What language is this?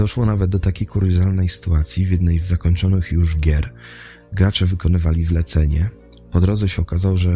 Polish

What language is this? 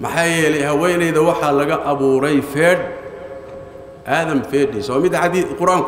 Arabic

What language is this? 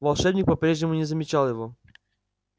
Russian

